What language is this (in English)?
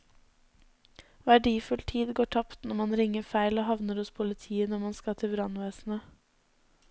Norwegian